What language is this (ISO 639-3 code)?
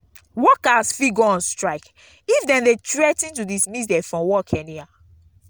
pcm